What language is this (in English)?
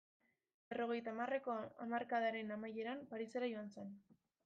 Basque